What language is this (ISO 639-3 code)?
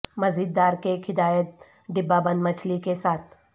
urd